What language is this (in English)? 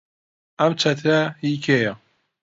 Central Kurdish